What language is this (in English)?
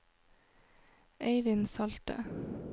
Norwegian